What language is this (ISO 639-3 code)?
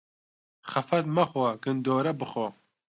ckb